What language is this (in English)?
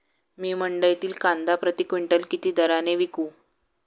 Marathi